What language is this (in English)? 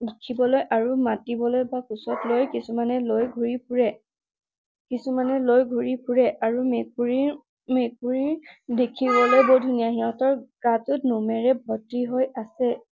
Assamese